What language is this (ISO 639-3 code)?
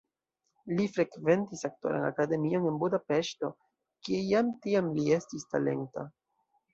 epo